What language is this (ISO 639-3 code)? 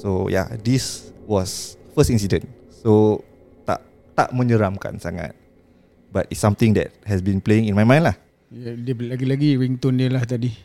msa